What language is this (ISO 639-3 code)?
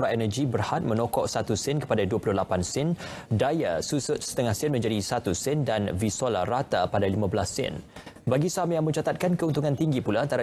msa